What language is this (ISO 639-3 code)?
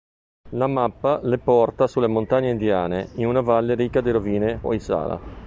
ita